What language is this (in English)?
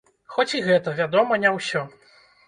Belarusian